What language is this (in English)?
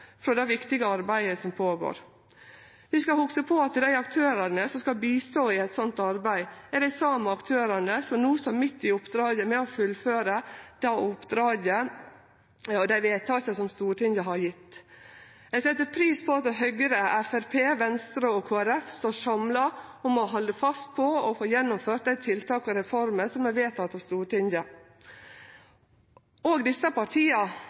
Norwegian Nynorsk